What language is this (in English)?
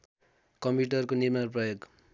Nepali